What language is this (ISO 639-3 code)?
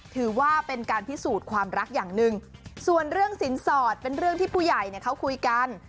tha